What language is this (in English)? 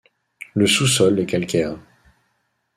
French